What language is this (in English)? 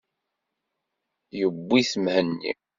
Kabyle